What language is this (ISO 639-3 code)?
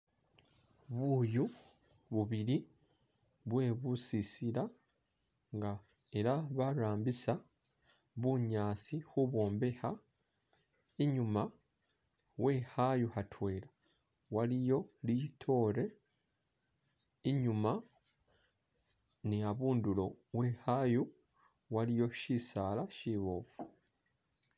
myx